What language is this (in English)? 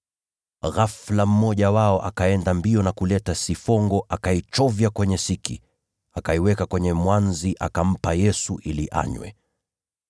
Swahili